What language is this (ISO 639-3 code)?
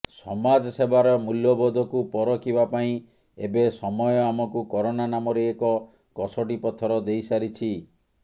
ori